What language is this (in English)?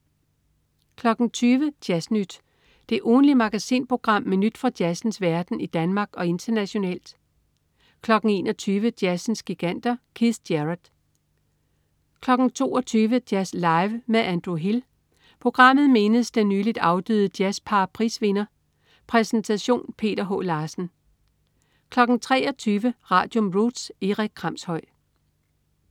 Danish